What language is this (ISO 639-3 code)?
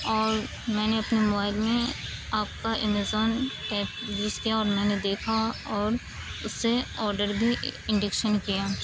urd